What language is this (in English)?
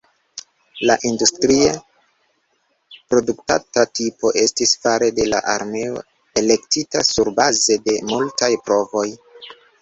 Esperanto